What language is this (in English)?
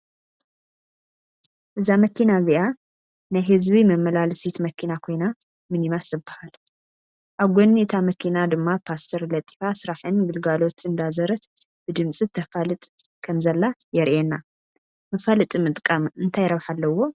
Tigrinya